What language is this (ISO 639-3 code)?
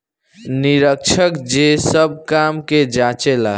bho